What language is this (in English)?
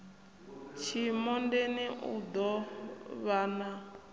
Venda